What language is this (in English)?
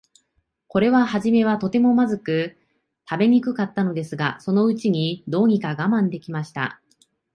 Japanese